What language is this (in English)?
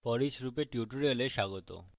Bangla